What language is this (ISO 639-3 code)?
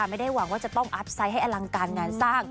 tha